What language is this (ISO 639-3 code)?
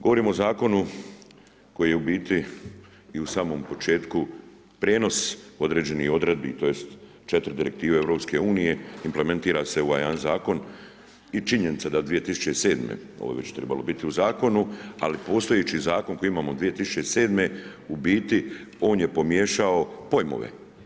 hrv